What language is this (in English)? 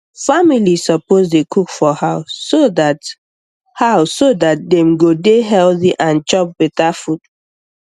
Nigerian Pidgin